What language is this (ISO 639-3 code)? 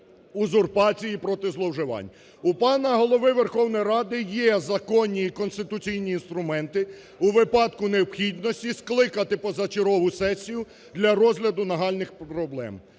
ukr